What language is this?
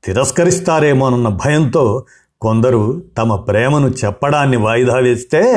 Telugu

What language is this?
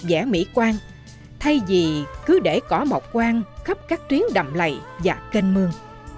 Vietnamese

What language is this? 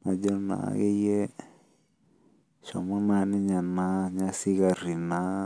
Masai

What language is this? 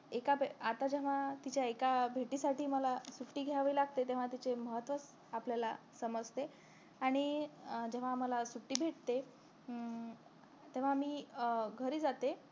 Marathi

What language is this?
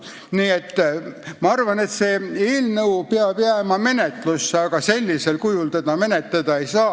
Estonian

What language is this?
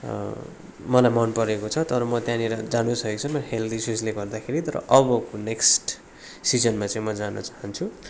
Nepali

